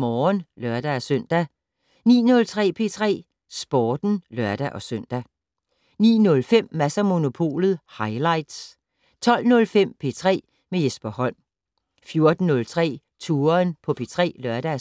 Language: Danish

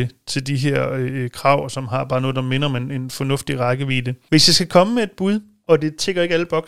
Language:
Danish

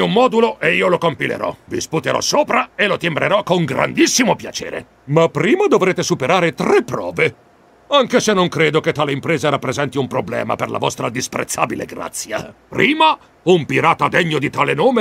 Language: Italian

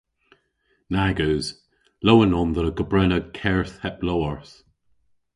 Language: Cornish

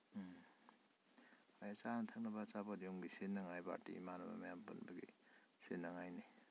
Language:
Manipuri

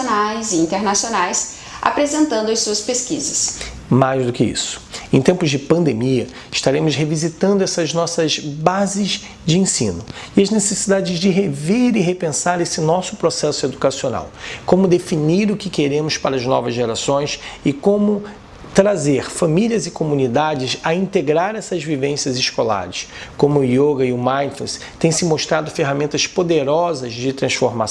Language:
Portuguese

